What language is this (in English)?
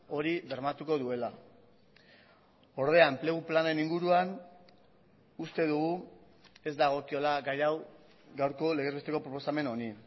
Basque